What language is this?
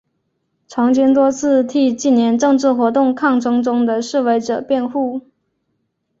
Chinese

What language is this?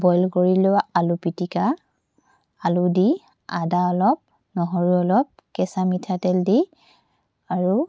Assamese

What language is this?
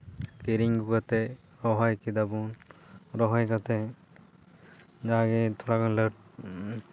Santali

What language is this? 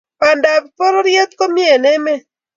Kalenjin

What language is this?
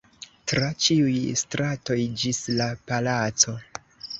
Esperanto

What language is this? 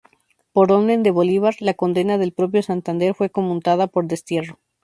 Spanish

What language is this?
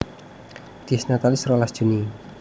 Javanese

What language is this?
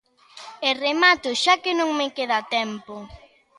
Galician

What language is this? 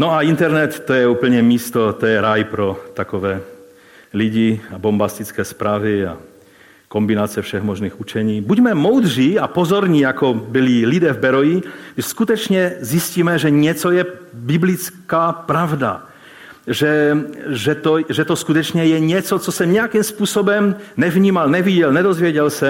Czech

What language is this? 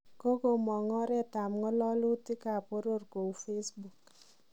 Kalenjin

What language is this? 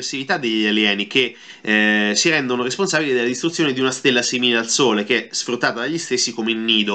Italian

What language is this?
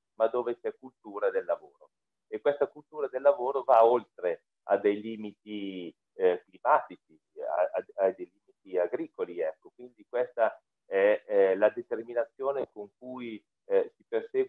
Italian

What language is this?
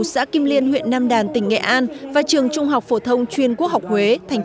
Vietnamese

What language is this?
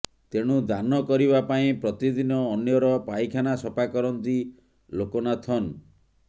Odia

